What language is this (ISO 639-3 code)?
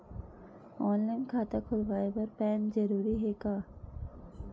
hne